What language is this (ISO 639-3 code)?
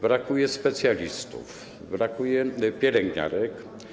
pol